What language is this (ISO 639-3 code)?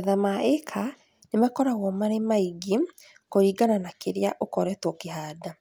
kik